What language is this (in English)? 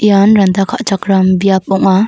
Garo